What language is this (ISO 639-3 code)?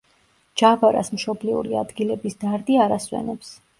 kat